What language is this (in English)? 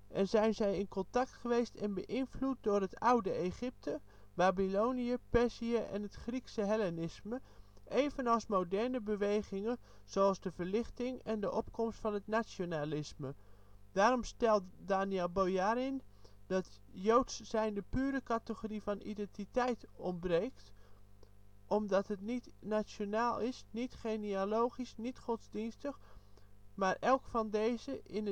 Dutch